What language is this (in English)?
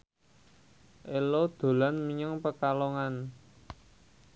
Javanese